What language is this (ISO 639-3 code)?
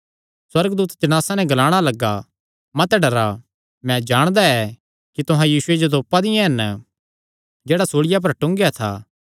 xnr